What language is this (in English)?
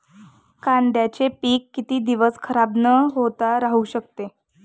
Marathi